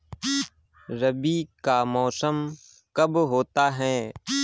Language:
Hindi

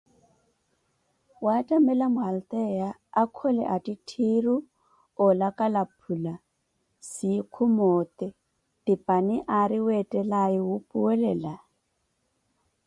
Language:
Koti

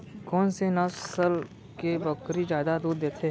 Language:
Chhattisgarhi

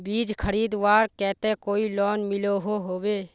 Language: Magahi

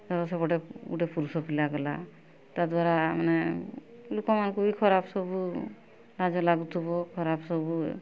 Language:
Odia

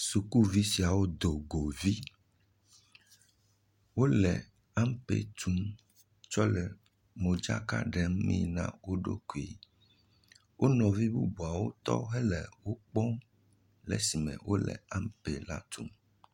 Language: Ewe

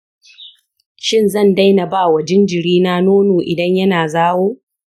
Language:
Hausa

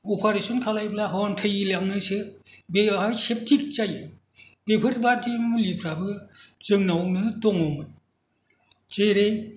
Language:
Bodo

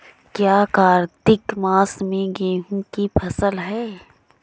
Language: Hindi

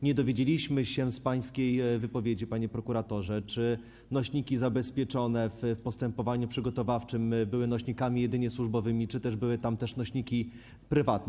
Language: Polish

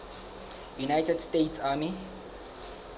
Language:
Southern Sotho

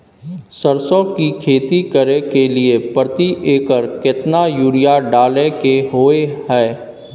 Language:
Maithili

